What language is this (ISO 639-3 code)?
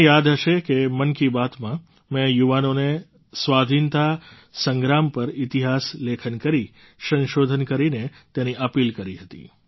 guj